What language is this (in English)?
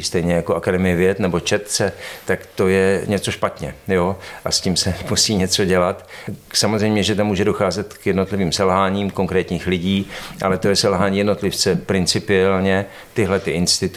Czech